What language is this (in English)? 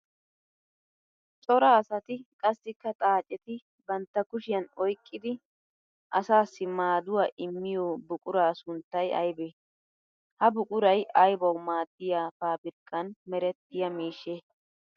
Wolaytta